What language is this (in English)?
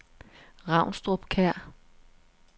Danish